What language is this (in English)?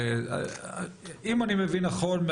Hebrew